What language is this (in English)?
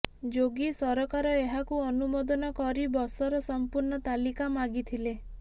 Odia